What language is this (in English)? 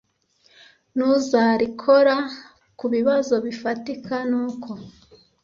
Kinyarwanda